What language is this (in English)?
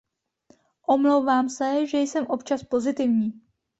Czech